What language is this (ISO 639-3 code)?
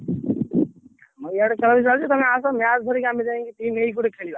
ori